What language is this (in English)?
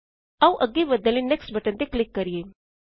Punjabi